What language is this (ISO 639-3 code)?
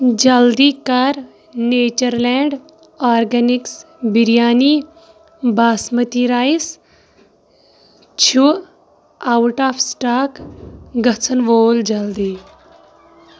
kas